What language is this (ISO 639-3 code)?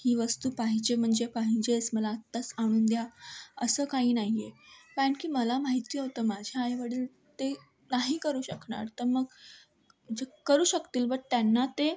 mar